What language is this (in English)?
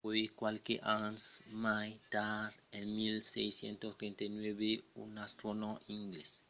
Occitan